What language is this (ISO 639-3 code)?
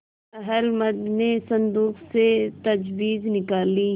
hin